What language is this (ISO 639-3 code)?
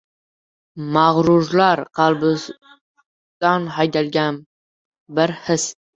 uzb